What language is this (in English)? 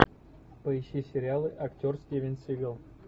Russian